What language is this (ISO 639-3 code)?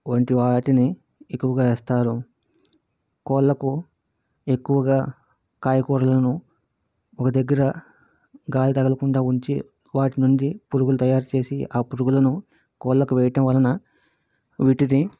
tel